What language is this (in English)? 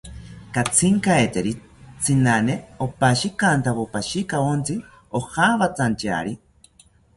South Ucayali Ashéninka